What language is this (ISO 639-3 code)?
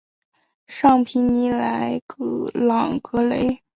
zho